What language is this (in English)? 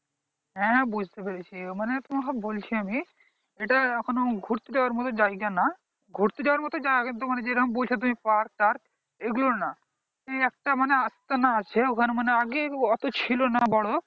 Bangla